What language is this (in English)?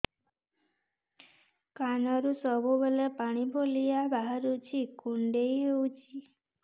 Odia